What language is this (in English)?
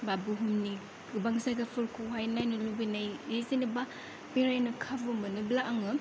Bodo